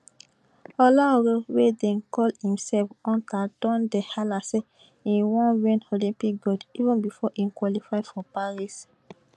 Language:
Nigerian Pidgin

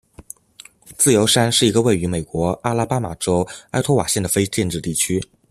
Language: Chinese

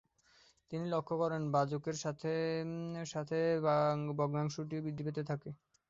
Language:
Bangla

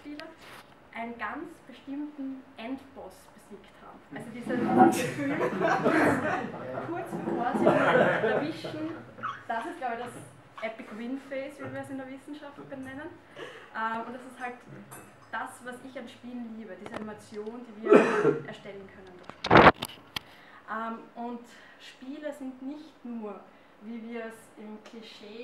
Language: German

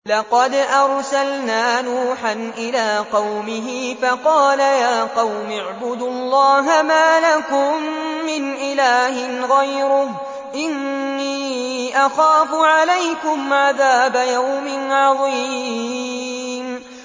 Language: Arabic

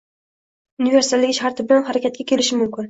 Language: Uzbek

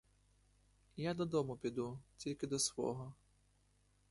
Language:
Ukrainian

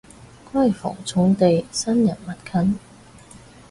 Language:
Cantonese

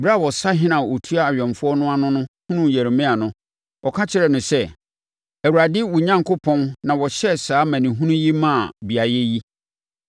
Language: Akan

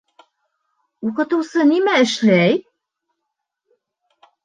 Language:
Bashkir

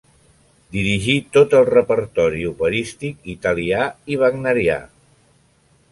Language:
Catalan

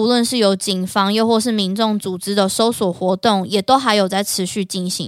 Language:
Chinese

